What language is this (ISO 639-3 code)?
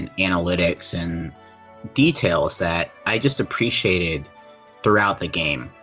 eng